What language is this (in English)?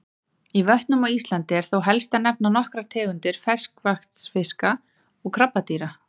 Icelandic